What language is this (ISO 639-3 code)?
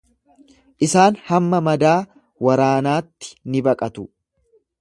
orm